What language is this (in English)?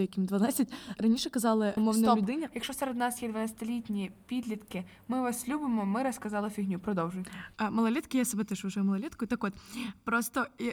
Ukrainian